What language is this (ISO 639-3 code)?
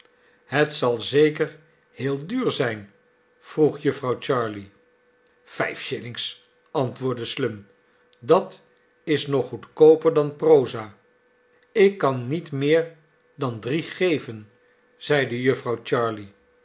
nld